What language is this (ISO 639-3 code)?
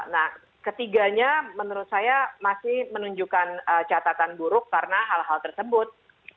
ind